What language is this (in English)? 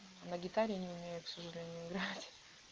Russian